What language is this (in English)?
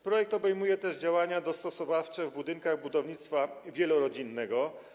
Polish